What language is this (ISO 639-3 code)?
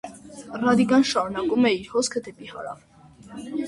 hye